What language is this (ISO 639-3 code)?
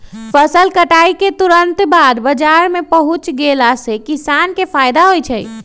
mag